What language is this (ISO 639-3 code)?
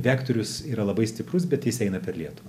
lit